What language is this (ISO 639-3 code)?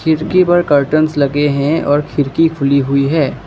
hin